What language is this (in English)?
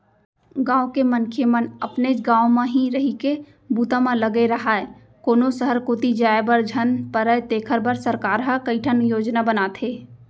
Chhattisgarhi